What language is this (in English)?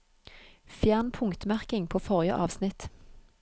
Norwegian